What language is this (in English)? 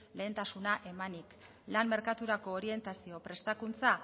Basque